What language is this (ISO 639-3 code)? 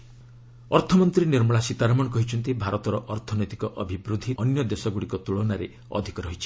ori